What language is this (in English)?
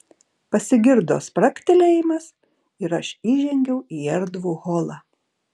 Lithuanian